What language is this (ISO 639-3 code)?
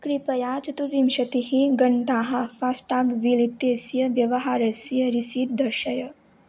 san